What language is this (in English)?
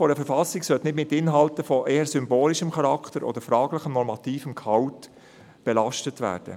Swiss German